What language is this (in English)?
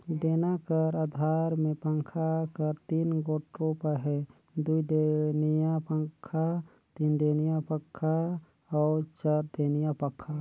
Chhattisgarhi